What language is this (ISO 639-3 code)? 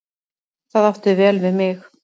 isl